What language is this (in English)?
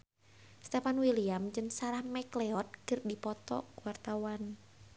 Sundanese